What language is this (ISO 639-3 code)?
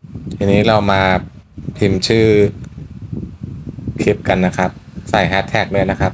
tha